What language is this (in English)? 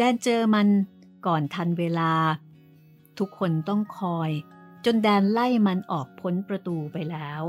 Thai